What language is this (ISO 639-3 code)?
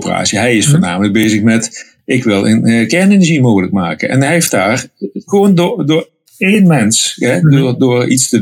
nld